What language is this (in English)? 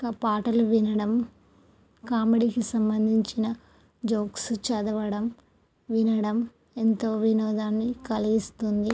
Telugu